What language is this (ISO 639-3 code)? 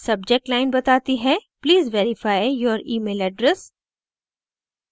hin